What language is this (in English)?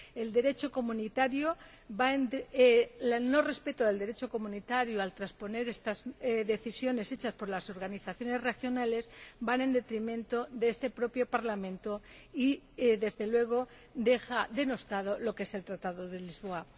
Spanish